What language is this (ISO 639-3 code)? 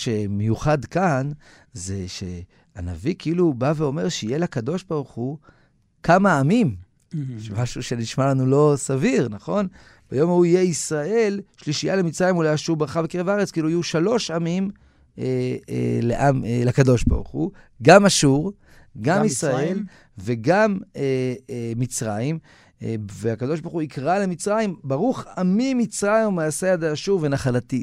heb